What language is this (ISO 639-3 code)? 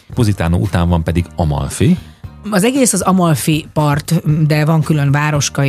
hun